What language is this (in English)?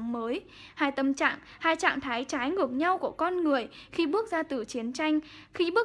Vietnamese